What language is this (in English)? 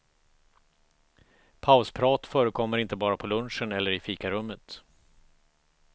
Swedish